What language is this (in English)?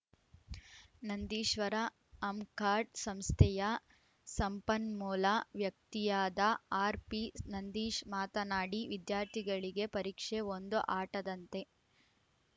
Kannada